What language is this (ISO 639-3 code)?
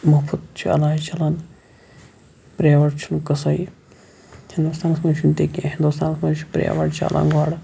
kas